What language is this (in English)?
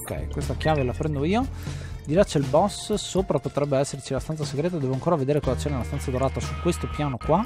Italian